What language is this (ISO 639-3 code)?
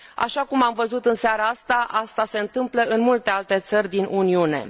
ron